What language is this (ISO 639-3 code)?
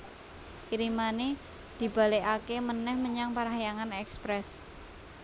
jav